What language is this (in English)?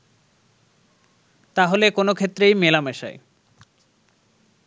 Bangla